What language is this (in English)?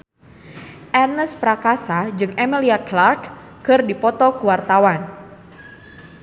Sundanese